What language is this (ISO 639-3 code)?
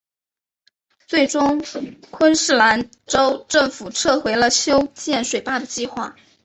zho